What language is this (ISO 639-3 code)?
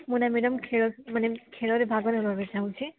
ori